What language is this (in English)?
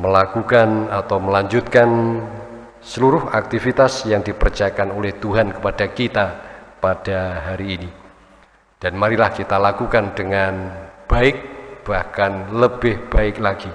Indonesian